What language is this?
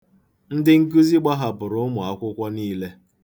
Igbo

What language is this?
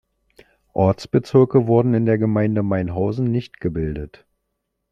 German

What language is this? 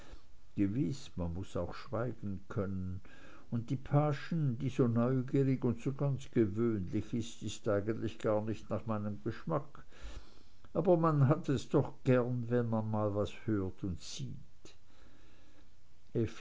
German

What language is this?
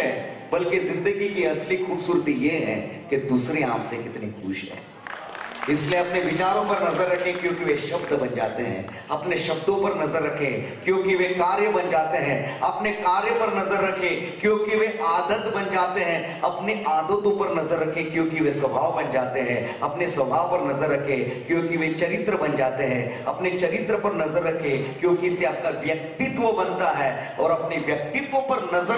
Hindi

